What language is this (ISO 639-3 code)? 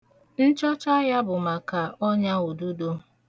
ibo